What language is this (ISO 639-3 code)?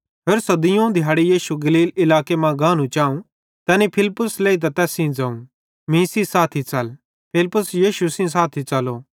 bhd